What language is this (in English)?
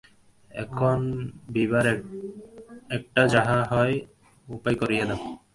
Bangla